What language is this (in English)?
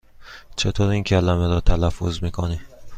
Persian